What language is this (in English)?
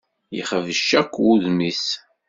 Kabyle